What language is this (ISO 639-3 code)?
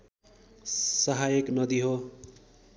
nep